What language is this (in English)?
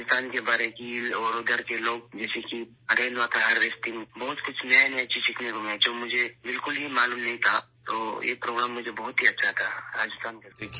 Urdu